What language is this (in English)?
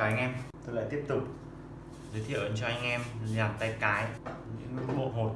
Vietnamese